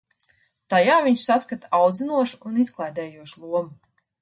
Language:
Latvian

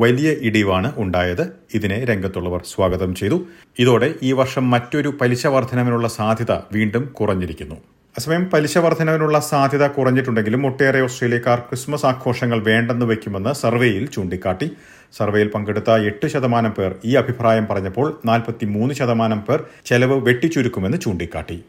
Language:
Malayalam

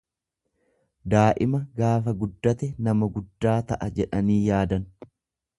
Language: Oromo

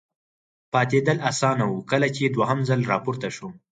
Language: Pashto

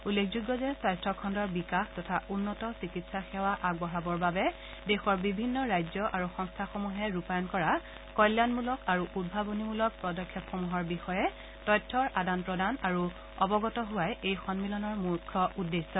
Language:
Assamese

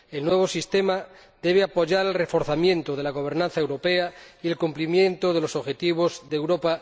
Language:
Spanish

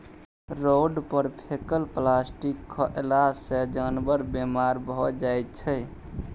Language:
Maithili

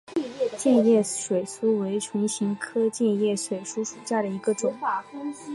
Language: Chinese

